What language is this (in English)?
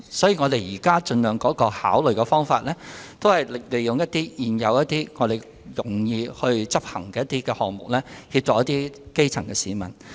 Cantonese